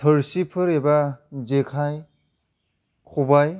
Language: Bodo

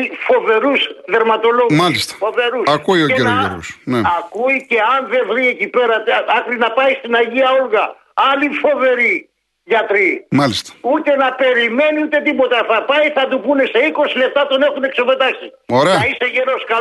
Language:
Greek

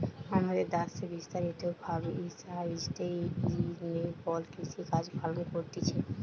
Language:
Bangla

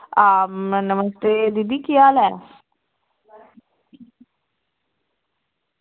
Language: Dogri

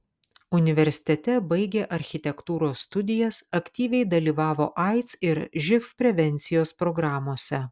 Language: Lithuanian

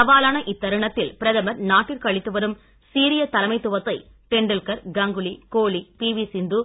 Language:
Tamil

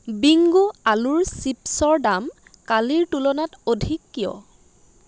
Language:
Assamese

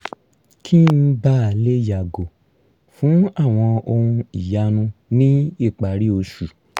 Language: Yoruba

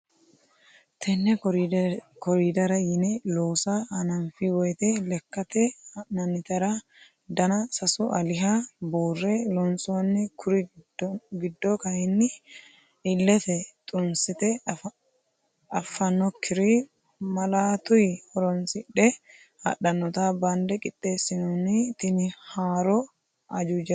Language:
Sidamo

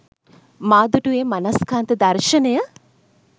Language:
Sinhala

